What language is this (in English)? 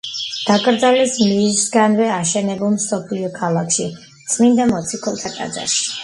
Georgian